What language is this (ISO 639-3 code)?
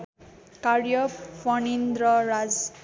nep